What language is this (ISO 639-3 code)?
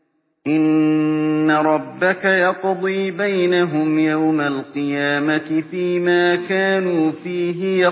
ara